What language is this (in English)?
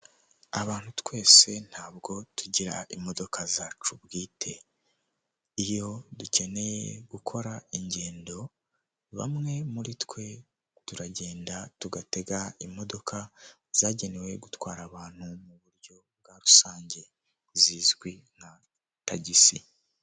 Kinyarwanda